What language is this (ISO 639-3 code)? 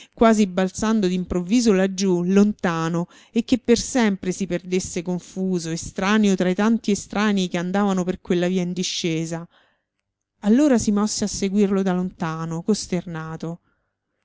ita